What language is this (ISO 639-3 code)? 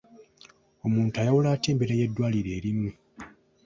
lug